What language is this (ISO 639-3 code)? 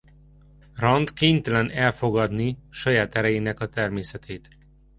hun